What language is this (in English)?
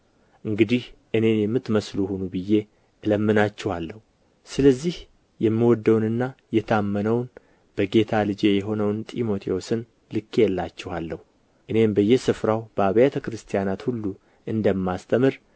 Amharic